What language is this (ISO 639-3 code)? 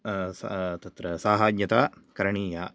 san